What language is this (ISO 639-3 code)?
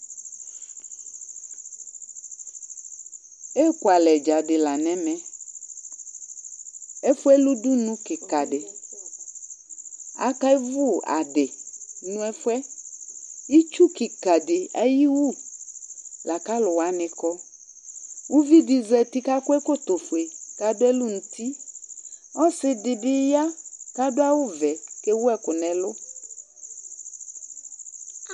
kpo